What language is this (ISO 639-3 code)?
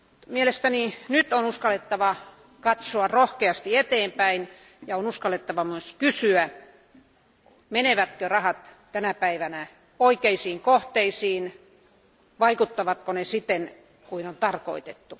fin